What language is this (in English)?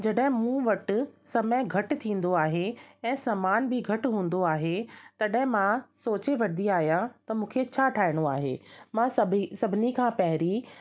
Sindhi